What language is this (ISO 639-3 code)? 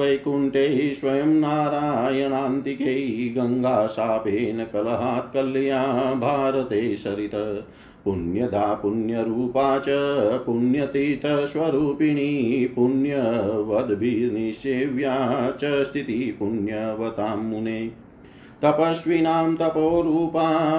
hin